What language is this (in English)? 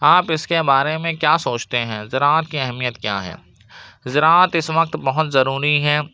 Urdu